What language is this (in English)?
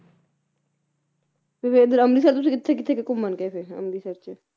Punjabi